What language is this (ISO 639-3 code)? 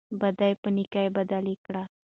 pus